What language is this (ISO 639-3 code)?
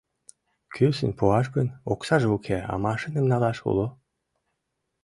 chm